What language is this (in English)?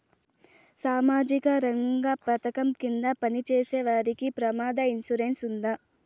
Telugu